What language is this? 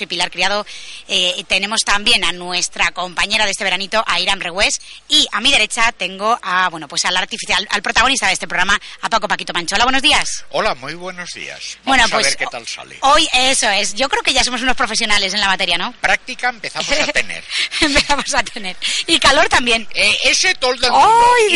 Spanish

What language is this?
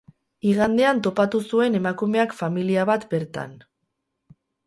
Basque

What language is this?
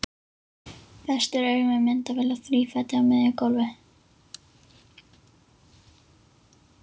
Icelandic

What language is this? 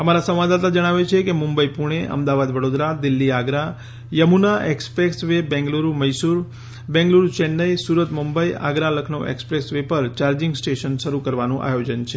Gujarati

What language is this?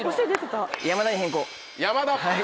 Japanese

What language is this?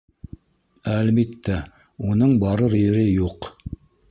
Bashkir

